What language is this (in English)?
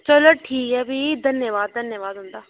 Dogri